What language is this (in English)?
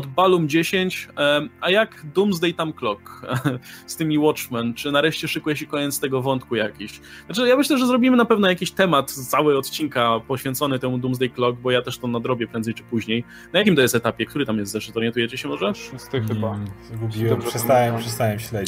Polish